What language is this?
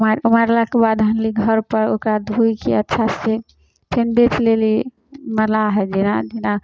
Maithili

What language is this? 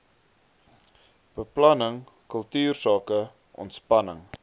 Afrikaans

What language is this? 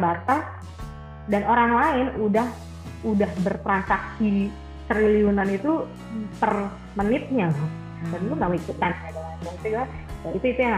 Indonesian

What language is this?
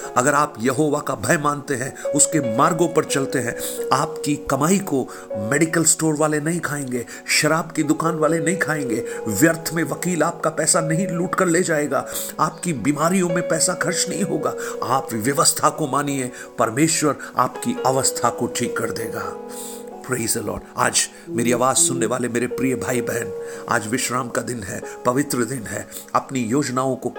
Hindi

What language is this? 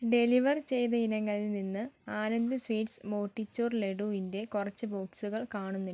Malayalam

